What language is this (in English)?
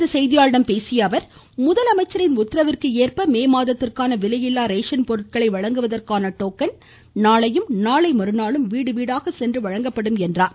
Tamil